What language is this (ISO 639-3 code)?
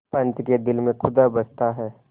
hin